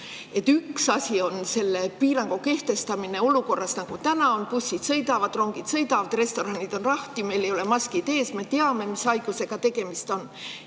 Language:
Estonian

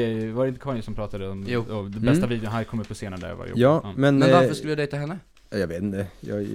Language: Swedish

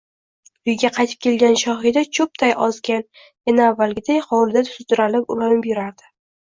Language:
Uzbek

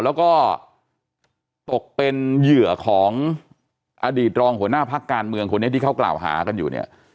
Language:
Thai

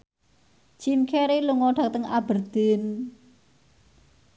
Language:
Javanese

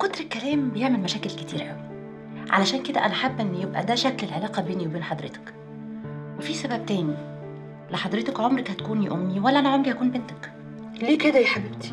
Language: Arabic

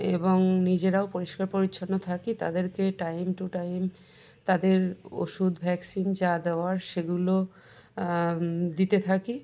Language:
Bangla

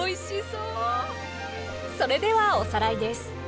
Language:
Japanese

